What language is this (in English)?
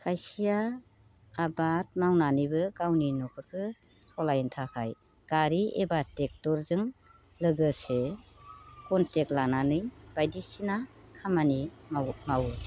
Bodo